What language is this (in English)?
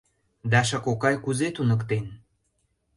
Mari